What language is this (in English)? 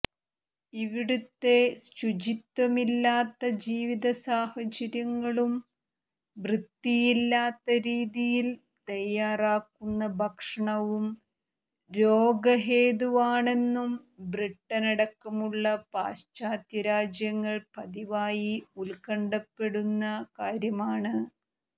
Malayalam